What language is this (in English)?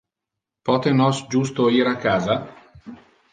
Interlingua